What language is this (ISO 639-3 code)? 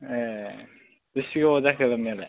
brx